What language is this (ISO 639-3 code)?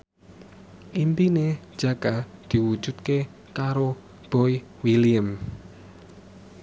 jav